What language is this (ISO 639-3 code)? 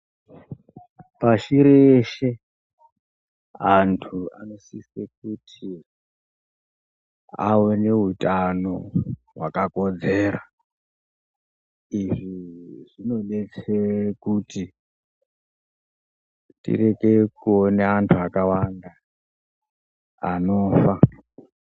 ndc